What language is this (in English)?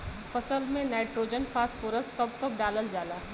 Bhojpuri